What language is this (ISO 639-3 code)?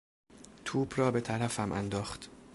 fas